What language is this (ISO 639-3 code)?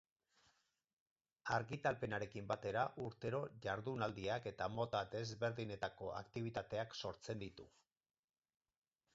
eus